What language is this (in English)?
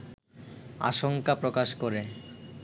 Bangla